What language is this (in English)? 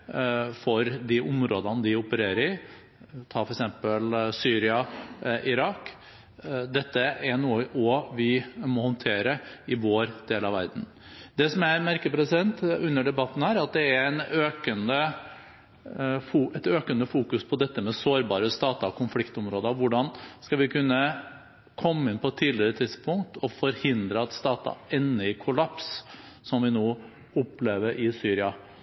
Norwegian Bokmål